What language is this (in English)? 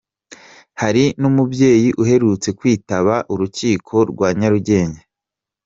Kinyarwanda